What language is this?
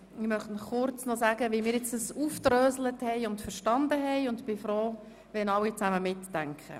Swiss German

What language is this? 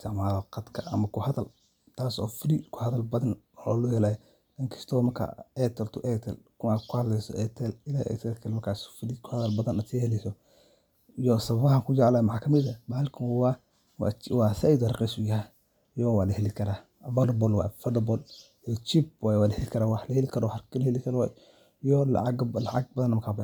Somali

